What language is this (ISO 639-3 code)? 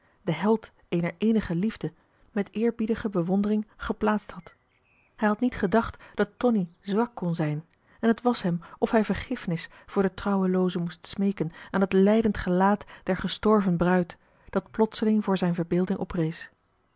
nld